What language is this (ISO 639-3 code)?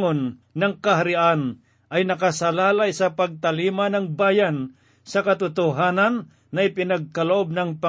fil